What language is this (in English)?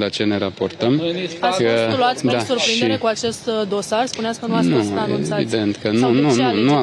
Romanian